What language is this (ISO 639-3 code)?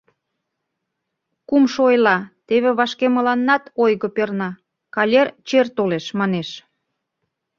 chm